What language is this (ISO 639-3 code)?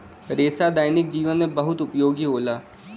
bho